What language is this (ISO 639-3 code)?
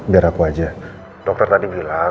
ind